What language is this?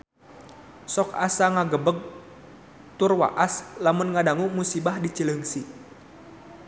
Sundanese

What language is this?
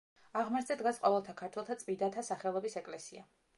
Georgian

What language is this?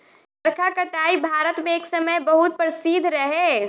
Bhojpuri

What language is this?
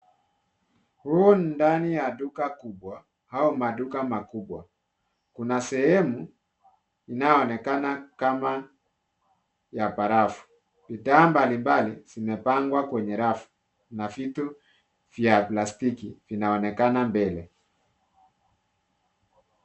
Swahili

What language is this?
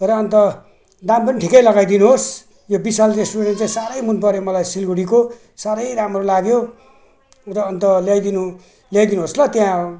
Nepali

